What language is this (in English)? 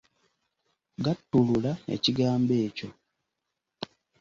Ganda